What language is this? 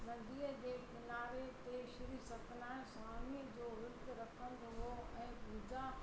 Sindhi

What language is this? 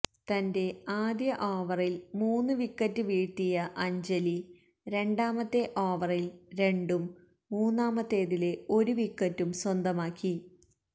Malayalam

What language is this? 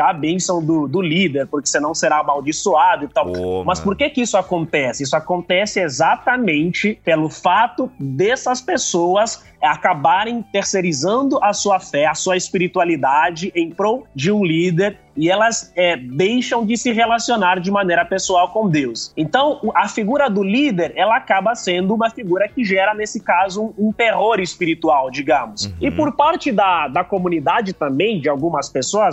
Portuguese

